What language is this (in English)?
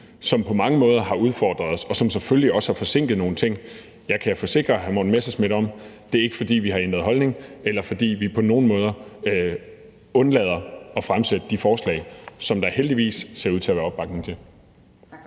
Danish